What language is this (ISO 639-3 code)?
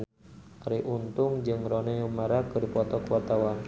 sun